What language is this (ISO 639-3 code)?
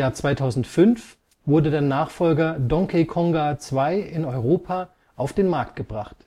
deu